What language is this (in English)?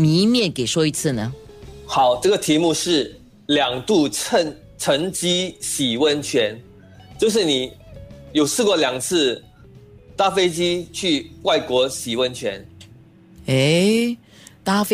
Chinese